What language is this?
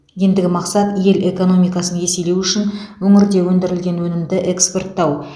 Kazakh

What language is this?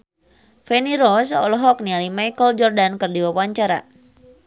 Sundanese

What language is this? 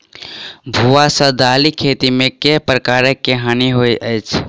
Maithili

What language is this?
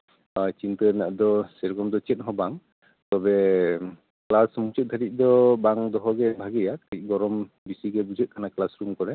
Santali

